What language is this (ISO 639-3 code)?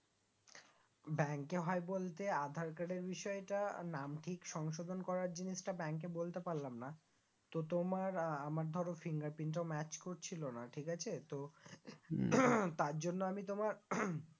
ben